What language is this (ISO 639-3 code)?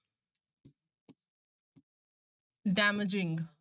pan